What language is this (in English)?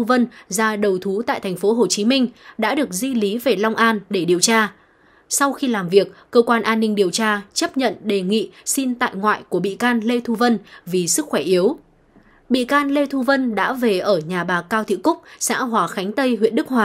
Vietnamese